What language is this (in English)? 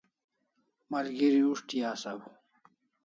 Kalasha